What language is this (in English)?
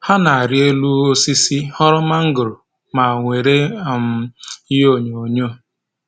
Igbo